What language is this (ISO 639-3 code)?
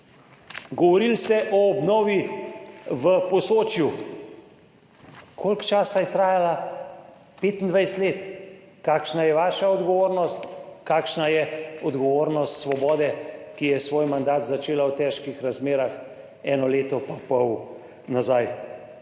slv